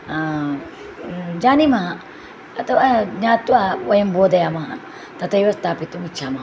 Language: Sanskrit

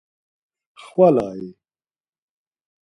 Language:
Laz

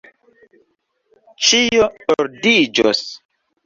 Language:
Esperanto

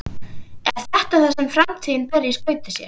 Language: Icelandic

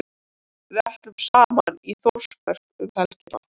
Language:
Icelandic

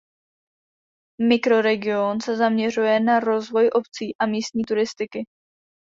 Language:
Czech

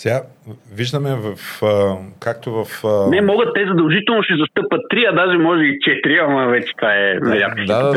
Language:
Bulgarian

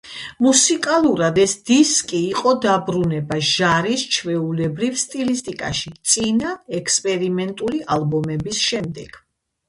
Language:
Georgian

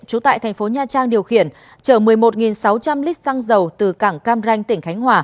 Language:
Vietnamese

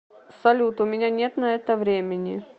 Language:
Russian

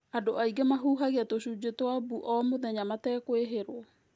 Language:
Kikuyu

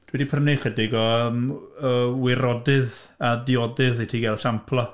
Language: Welsh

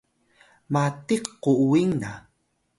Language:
Atayal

